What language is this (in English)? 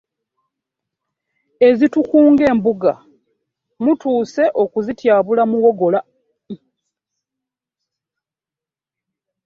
Ganda